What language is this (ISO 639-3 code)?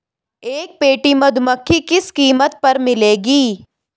hin